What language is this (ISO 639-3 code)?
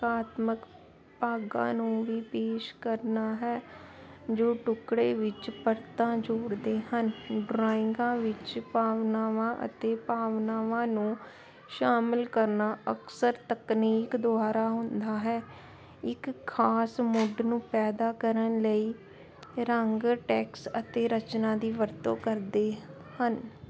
pan